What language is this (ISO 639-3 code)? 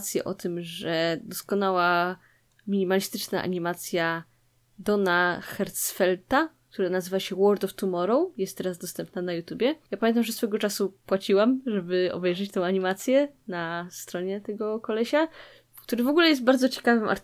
pol